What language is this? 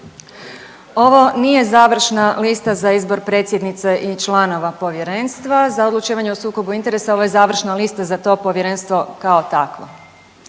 Croatian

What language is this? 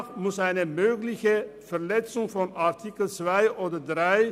Swiss German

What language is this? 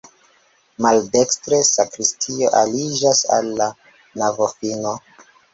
Esperanto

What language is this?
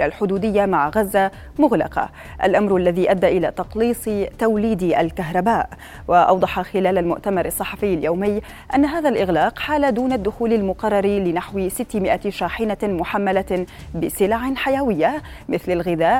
Arabic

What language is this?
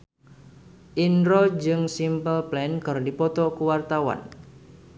Sundanese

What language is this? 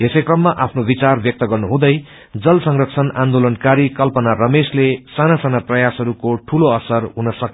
Nepali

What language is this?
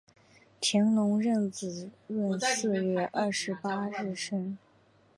Chinese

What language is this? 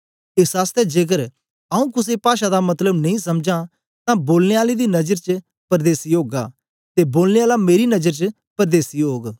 Dogri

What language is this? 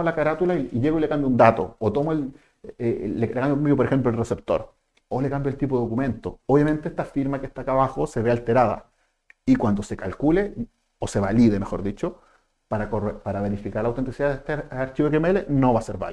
Spanish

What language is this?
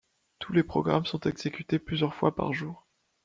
French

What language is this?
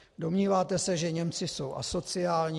Czech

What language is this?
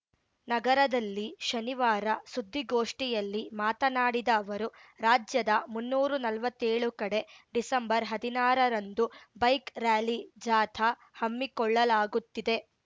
Kannada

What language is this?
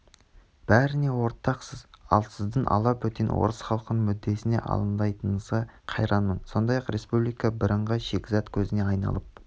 Kazakh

